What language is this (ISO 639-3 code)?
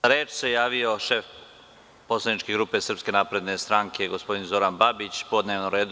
srp